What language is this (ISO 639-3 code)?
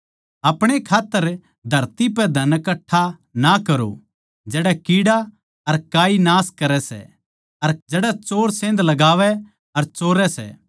bgc